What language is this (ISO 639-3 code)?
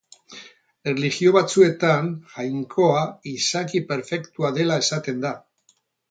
eus